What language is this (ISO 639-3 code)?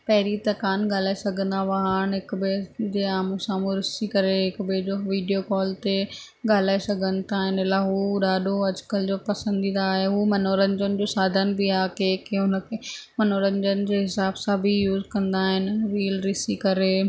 snd